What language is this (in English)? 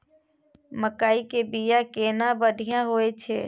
Maithili